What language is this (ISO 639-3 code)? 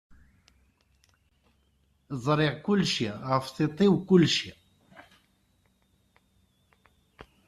kab